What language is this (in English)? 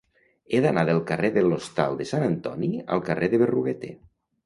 Catalan